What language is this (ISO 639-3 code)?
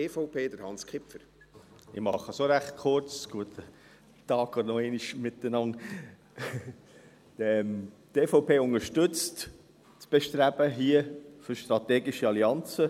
gsw